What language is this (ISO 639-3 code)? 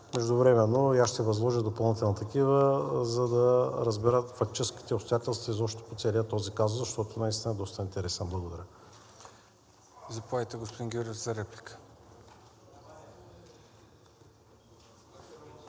bul